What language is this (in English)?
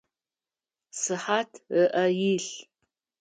Adyghe